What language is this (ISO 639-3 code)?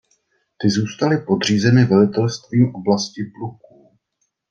ces